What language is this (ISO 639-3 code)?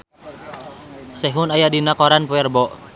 sun